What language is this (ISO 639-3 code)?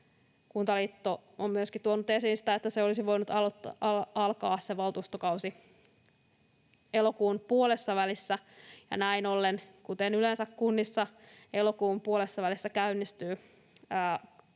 fin